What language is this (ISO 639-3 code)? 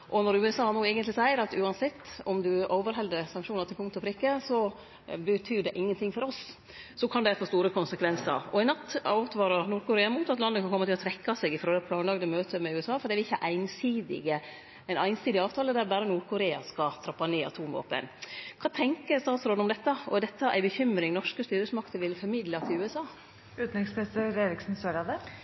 nno